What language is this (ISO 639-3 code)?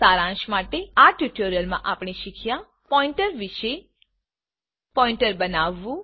guj